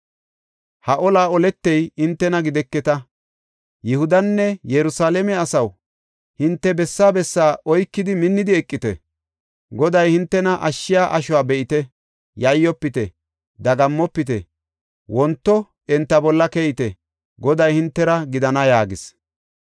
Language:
Gofa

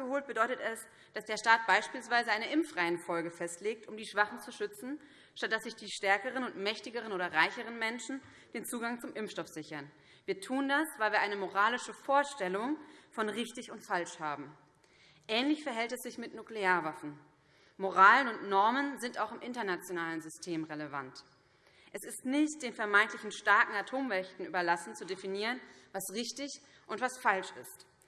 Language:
German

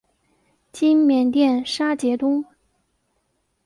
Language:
Chinese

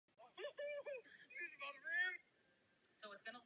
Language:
Czech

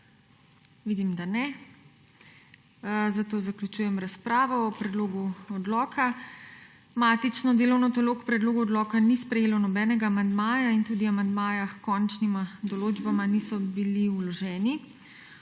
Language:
Slovenian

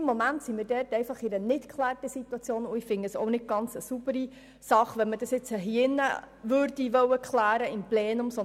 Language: Swiss German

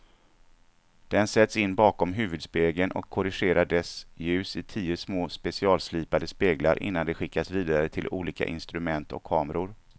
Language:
Swedish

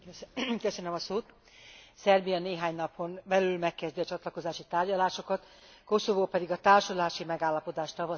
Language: Hungarian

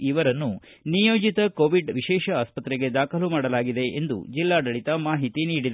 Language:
Kannada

